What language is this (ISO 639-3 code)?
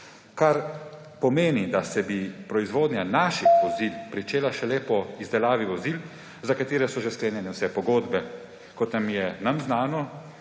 slv